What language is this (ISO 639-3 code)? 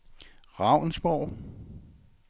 dan